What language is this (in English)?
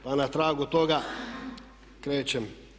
Croatian